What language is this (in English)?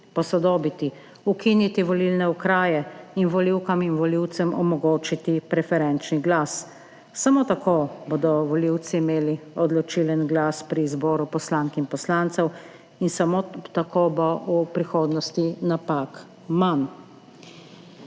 Slovenian